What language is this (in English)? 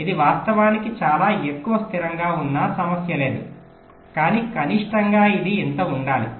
Telugu